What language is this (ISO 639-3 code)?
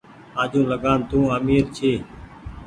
gig